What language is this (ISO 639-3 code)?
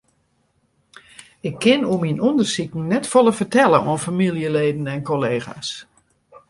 fry